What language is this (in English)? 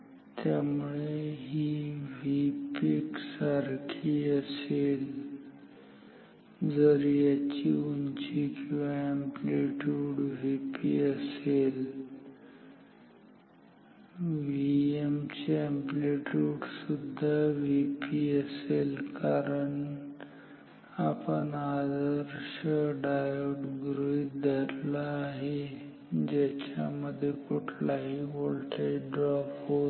Marathi